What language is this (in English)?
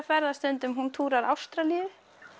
Icelandic